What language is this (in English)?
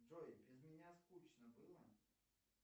Russian